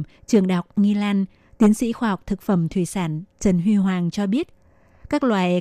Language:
Vietnamese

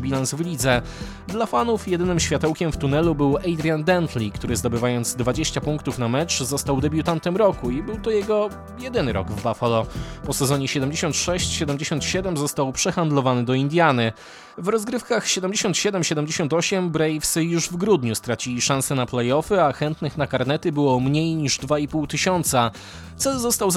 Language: Polish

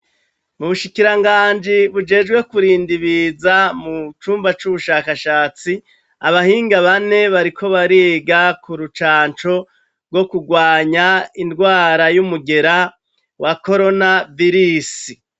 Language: Rundi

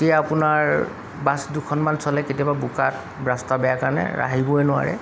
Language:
Assamese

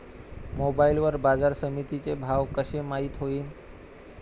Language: Marathi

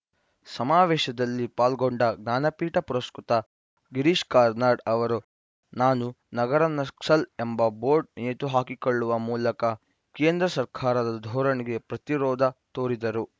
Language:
Kannada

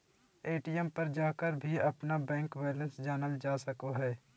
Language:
Magahi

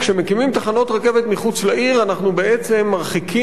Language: Hebrew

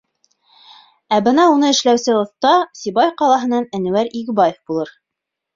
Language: Bashkir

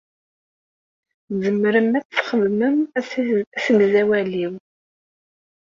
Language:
Kabyle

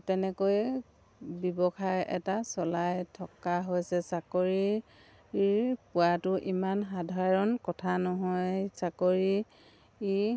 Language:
Assamese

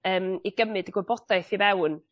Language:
Welsh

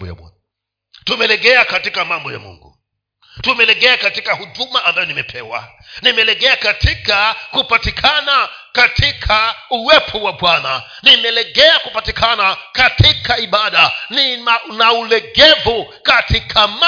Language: Swahili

